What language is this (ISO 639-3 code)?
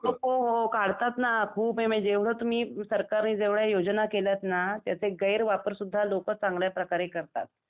mar